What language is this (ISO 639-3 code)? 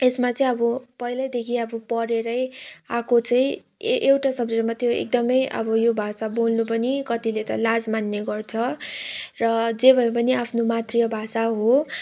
nep